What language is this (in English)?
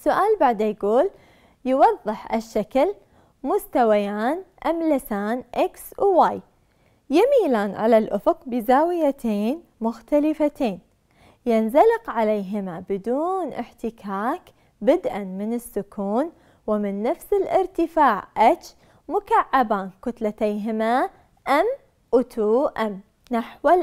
Arabic